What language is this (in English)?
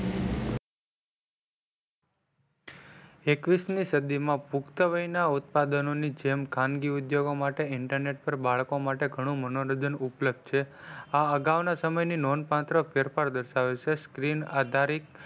Gujarati